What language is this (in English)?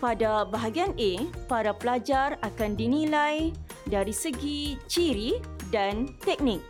Malay